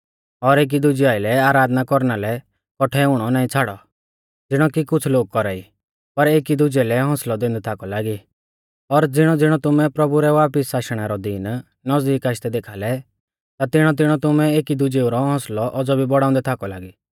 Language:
Mahasu Pahari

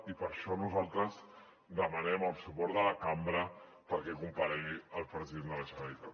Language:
Catalan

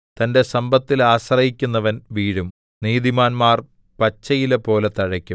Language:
Malayalam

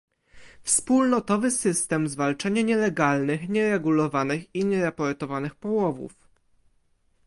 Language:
Polish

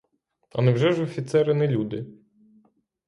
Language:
Ukrainian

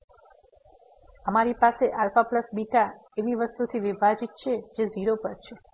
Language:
Gujarati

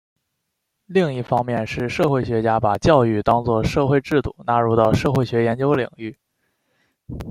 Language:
Chinese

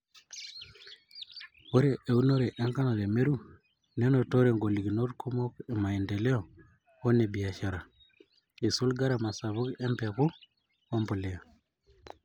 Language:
Masai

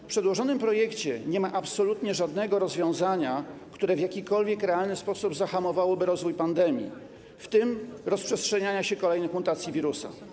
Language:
Polish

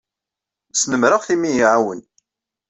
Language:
Kabyle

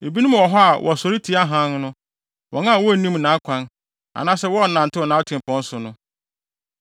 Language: Akan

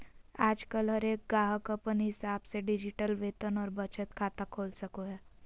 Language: Magahi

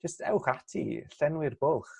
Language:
Welsh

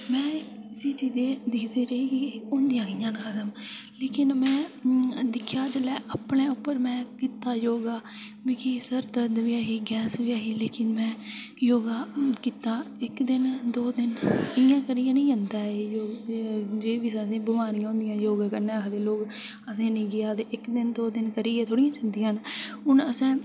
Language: Dogri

